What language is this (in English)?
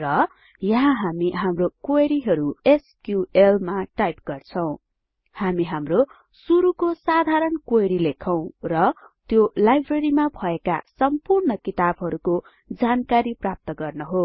Nepali